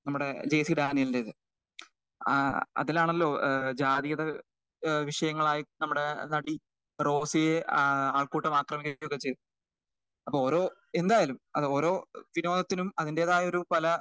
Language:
Malayalam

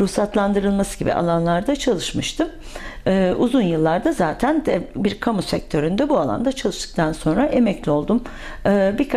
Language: Turkish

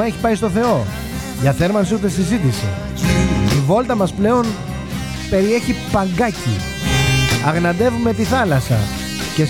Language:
Greek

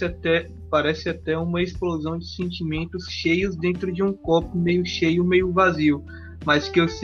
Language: Portuguese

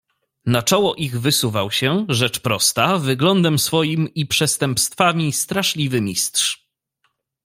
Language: Polish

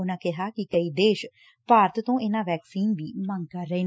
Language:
Punjabi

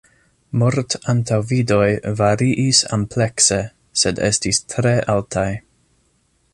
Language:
Esperanto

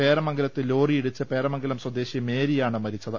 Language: Malayalam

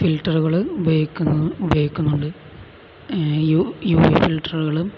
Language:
Malayalam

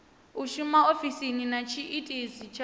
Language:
Venda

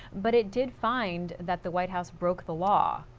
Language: English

